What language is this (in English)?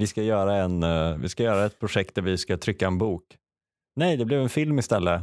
Swedish